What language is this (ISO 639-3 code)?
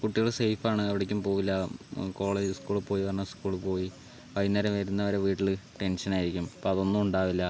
mal